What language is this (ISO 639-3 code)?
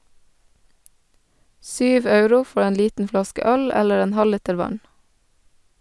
nor